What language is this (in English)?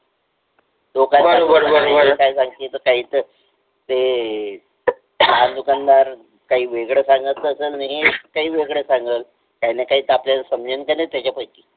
Marathi